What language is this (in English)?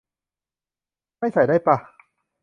Thai